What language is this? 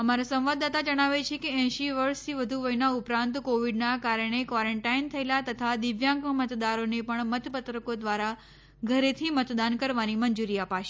Gujarati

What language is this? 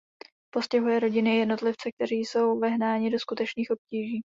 Czech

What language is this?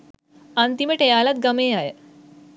Sinhala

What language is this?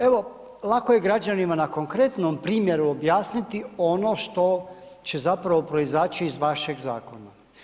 Croatian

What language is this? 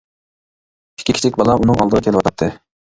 Uyghur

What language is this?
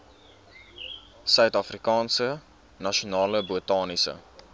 Afrikaans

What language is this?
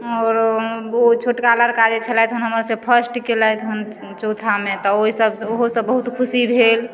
Maithili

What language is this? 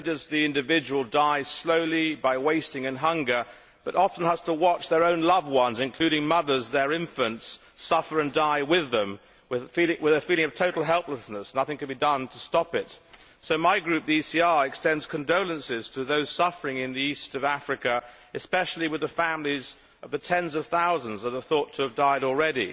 English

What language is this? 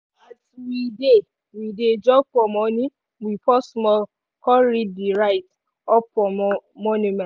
Nigerian Pidgin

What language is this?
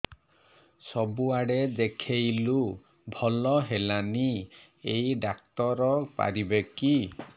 Odia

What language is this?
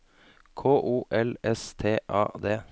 Norwegian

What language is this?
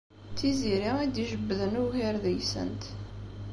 Kabyle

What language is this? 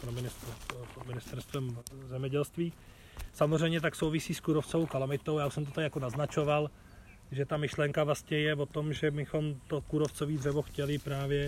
Czech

